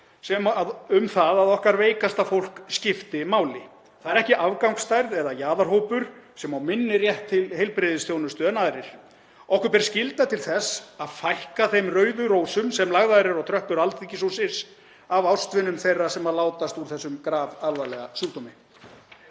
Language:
Icelandic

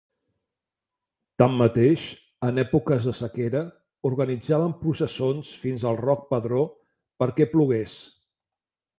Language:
Catalan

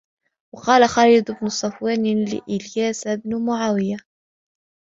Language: Arabic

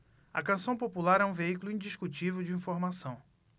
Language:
Portuguese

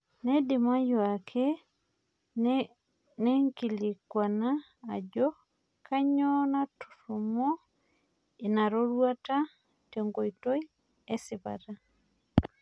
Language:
Masai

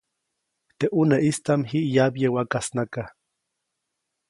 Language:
Copainalá Zoque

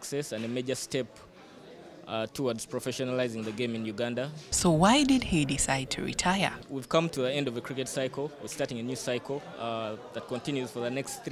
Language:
English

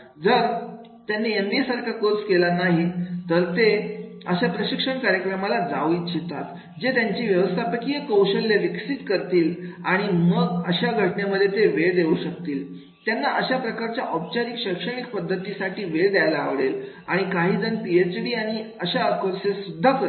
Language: Marathi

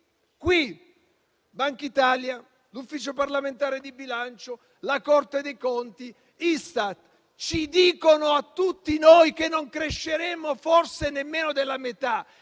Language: Italian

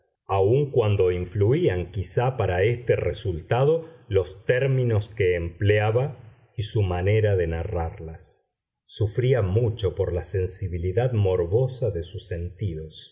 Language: Spanish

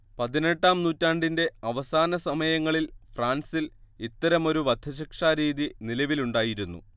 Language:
Malayalam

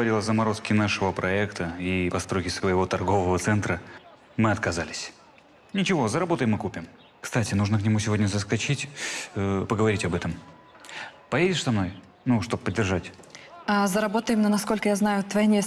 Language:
Russian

